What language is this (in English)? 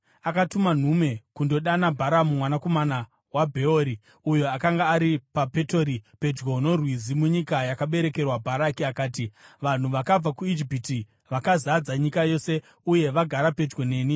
Shona